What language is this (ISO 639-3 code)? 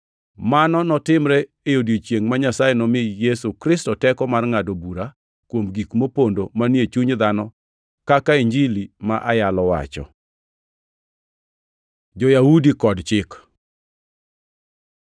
luo